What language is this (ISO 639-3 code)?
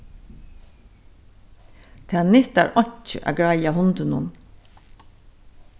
fao